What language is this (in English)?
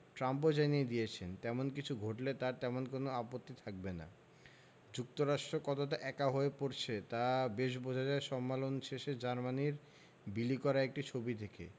Bangla